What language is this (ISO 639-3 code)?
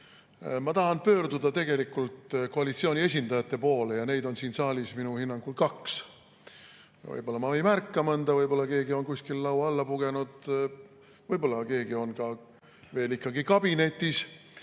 est